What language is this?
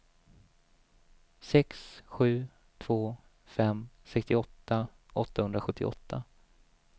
Swedish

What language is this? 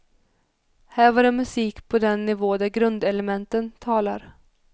Swedish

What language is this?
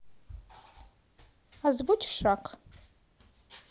Russian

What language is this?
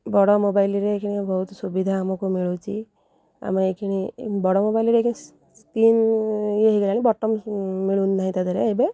Odia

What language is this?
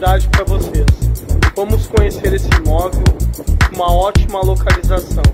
Portuguese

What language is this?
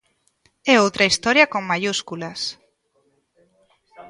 Galician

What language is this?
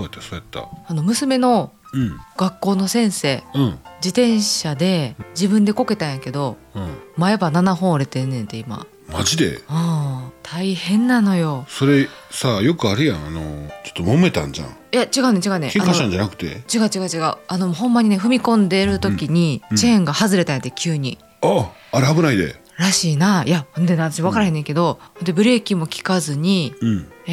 Japanese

